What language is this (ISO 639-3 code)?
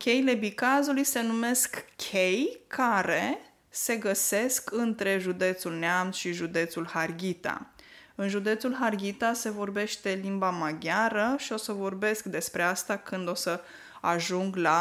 ron